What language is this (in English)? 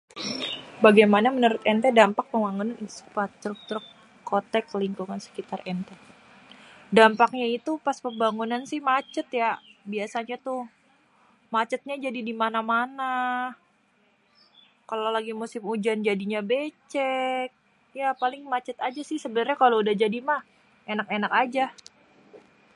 Betawi